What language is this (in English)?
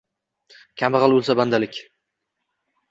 Uzbek